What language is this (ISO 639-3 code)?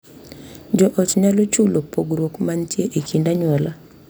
luo